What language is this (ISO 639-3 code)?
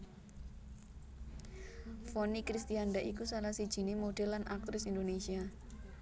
jav